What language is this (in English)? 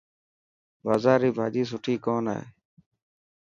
Dhatki